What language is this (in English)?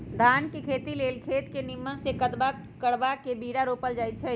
Magahi